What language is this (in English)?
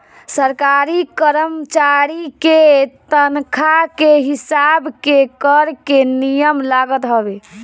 Bhojpuri